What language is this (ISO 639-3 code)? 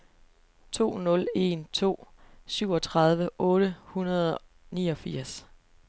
dan